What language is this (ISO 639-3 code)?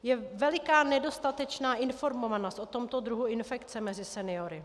ces